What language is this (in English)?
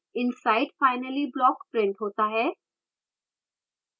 Hindi